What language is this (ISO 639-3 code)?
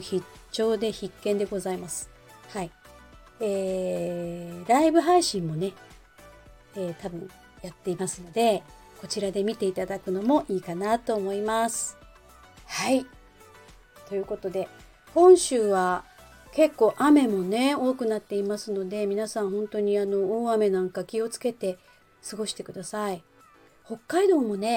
jpn